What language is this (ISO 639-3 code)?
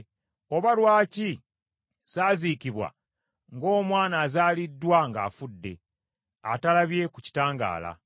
lug